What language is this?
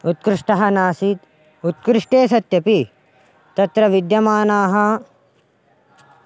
Sanskrit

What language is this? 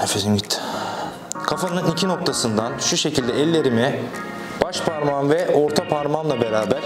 Turkish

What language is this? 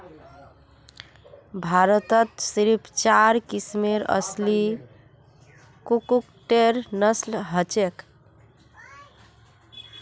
Magahi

